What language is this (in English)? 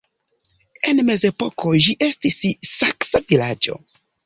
Esperanto